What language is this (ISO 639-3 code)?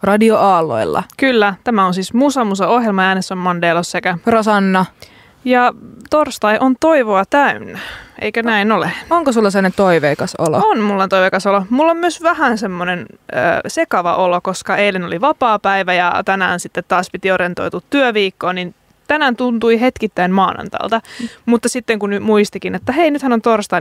fin